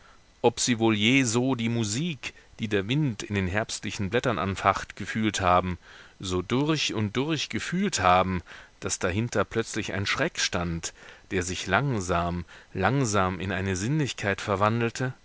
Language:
German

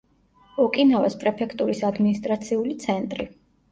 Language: Georgian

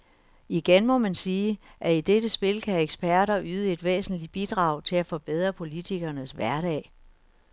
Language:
Danish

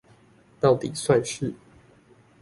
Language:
Chinese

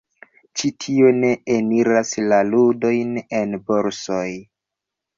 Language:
Esperanto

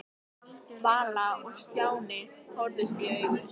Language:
Icelandic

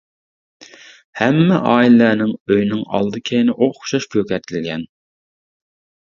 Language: Uyghur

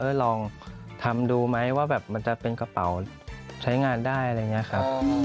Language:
Thai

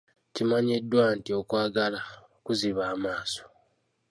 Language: Ganda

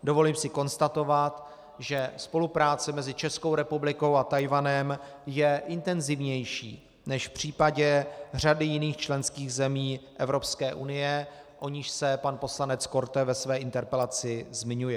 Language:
Czech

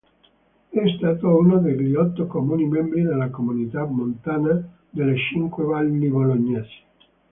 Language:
Italian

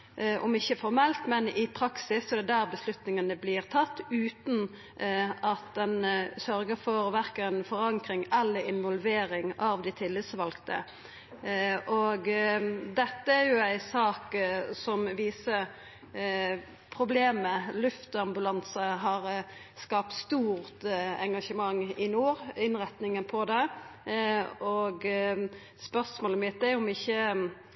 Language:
Norwegian Nynorsk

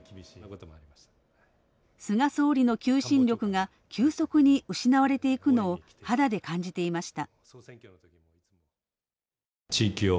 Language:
Japanese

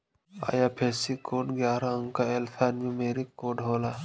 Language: Bhojpuri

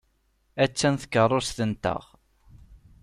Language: Kabyle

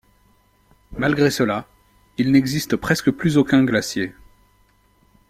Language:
French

